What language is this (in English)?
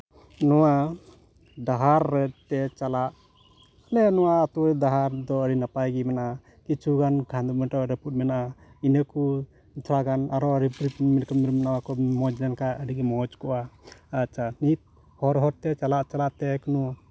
Santali